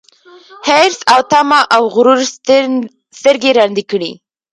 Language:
Pashto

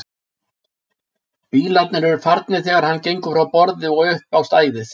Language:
Icelandic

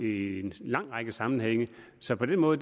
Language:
Danish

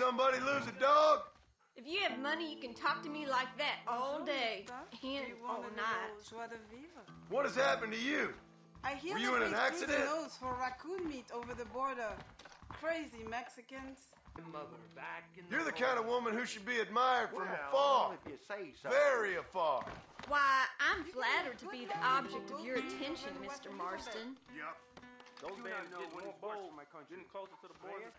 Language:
English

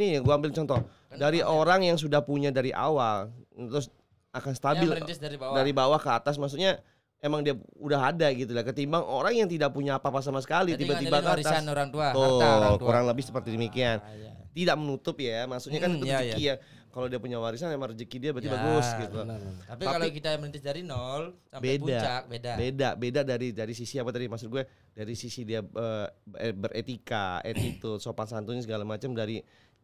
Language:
Indonesian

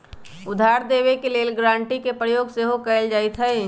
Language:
Magahi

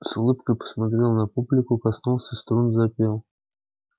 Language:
Russian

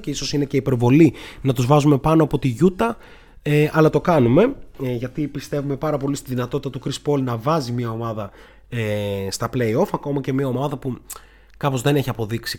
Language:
Greek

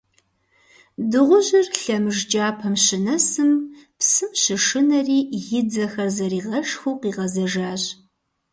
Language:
Kabardian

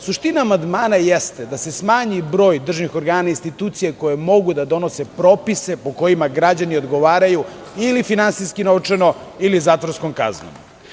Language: Serbian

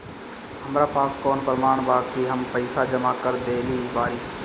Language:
Bhojpuri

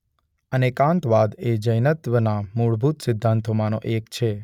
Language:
Gujarati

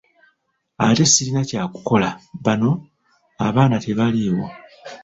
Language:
Ganda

